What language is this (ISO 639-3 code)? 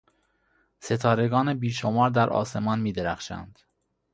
fas